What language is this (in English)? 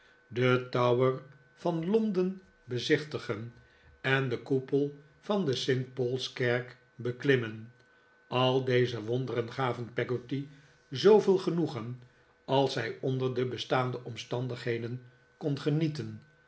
Dutch